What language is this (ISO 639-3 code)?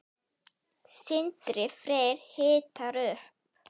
isl